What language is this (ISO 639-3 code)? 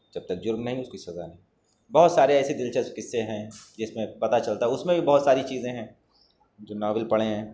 urd